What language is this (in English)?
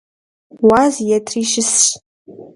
Kabardian